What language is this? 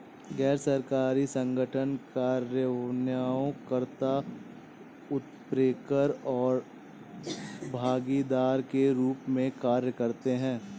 Hindi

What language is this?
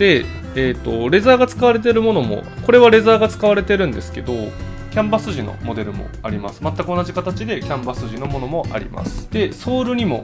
Japanese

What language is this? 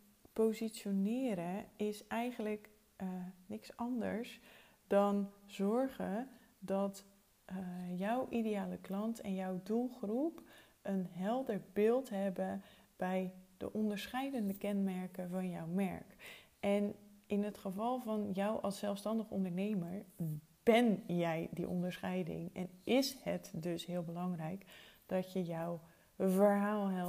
Dutch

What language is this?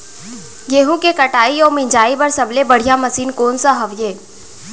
Chhattisgarhi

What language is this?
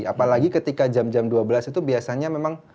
Indonesian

